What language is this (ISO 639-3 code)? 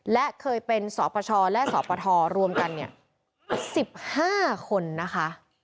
tha